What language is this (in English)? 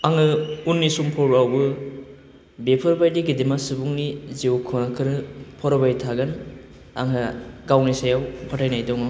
Bodo